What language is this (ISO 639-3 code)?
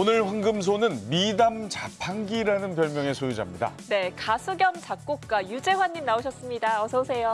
kor